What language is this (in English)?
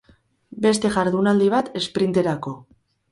Basque